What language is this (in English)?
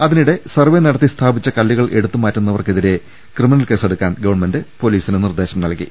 Malayalam